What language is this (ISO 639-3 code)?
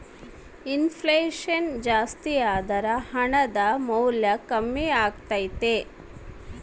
kan